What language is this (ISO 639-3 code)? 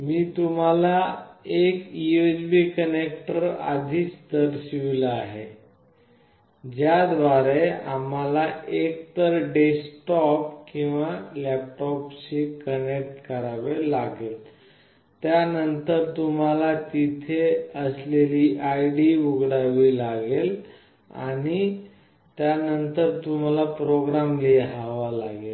mar